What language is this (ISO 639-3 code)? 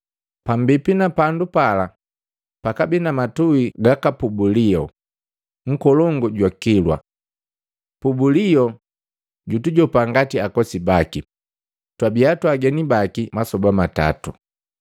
mgv